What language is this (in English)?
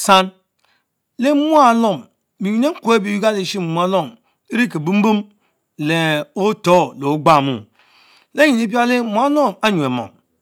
Mbe